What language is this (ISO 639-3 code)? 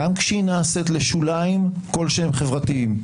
heb